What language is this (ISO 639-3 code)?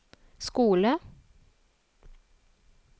nor